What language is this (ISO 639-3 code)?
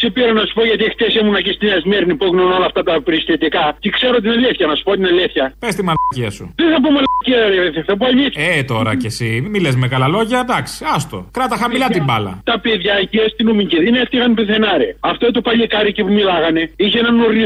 ell